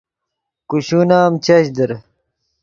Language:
Yidgha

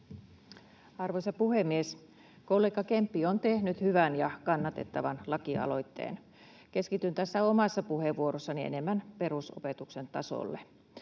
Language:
Finnish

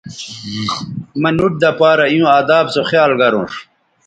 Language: Bateri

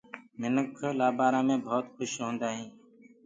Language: Gurgula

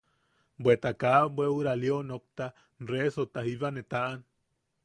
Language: Yaqui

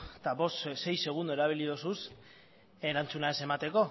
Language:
Basque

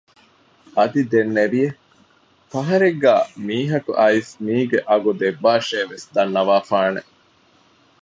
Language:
Divehi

